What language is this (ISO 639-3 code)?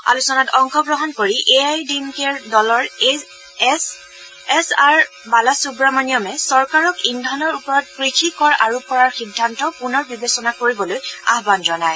asm